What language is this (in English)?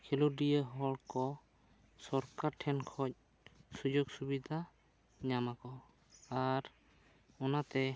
Santali